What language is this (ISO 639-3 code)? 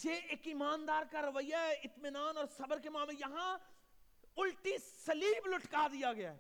urd